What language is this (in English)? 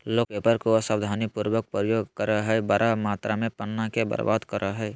Magahi